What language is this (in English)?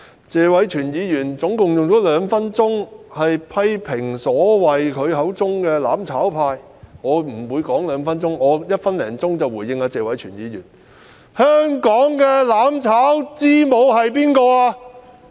Cantonese